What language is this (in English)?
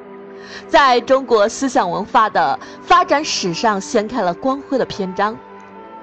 Chinese